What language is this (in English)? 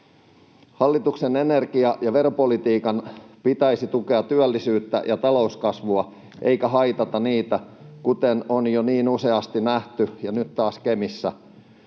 Finnish